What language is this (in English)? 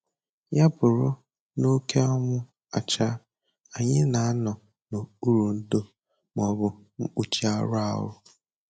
Igbo